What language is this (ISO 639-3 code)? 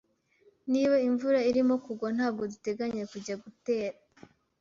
kin